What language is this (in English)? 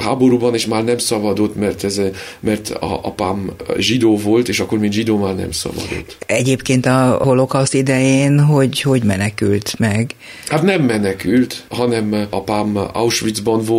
Hungarian